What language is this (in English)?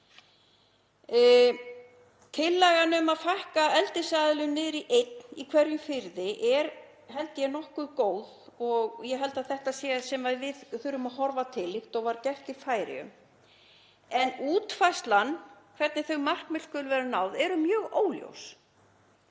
Icelandic